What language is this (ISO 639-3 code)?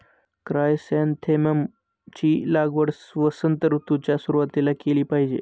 mar